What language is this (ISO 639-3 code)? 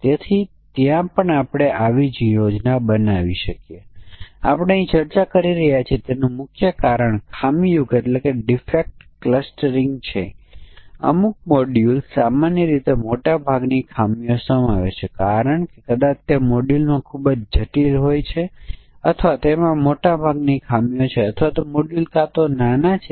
guj